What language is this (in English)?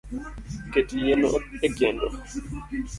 Luo (Kenya and Tanzania)